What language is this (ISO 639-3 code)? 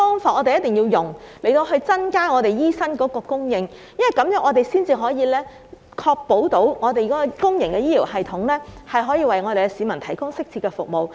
yue